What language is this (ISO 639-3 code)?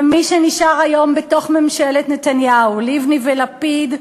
heb